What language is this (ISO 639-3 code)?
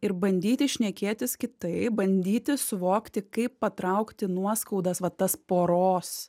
lit